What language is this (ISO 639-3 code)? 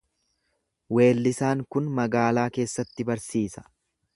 orm